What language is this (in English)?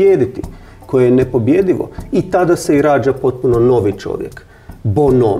Croatian